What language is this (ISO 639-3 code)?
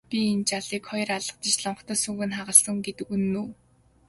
mon